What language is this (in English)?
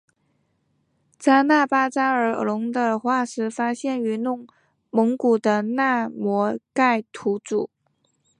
Chinese